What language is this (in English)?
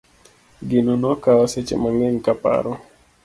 Luo (Kenya and Tanzania)